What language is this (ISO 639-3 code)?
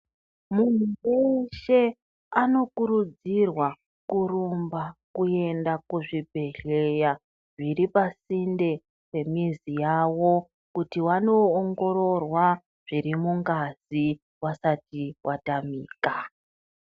ndc